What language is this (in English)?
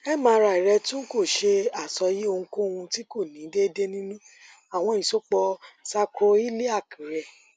Yoruba